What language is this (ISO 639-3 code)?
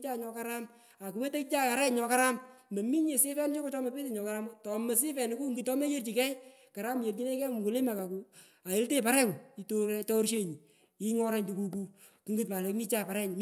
pko